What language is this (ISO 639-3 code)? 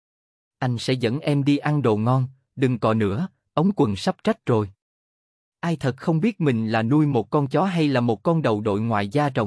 vie